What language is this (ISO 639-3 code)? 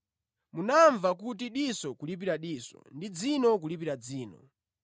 nya